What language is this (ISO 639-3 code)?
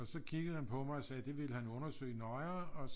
dan